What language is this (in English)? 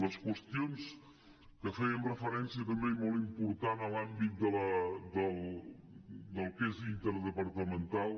Catalan